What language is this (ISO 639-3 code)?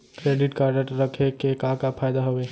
hne